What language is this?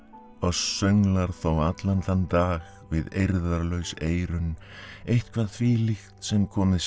Icelandic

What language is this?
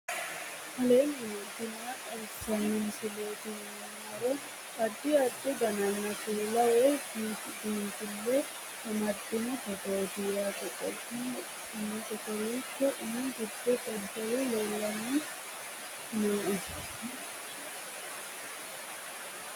Sidamo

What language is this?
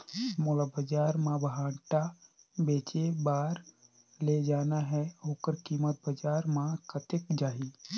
Chhattisgarhi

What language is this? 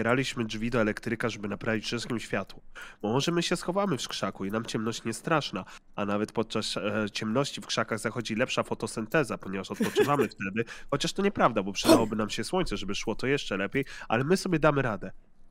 Polish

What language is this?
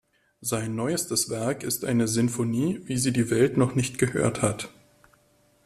German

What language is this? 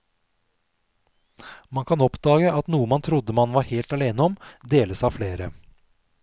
Norwegian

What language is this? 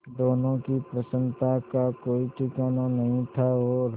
Hindi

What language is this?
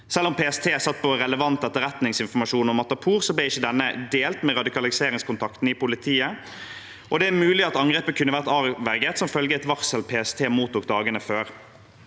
Norwegian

